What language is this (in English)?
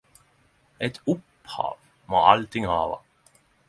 Norwegian Nynorsk